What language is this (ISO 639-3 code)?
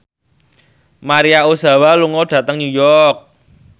jav